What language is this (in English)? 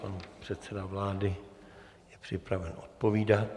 Czech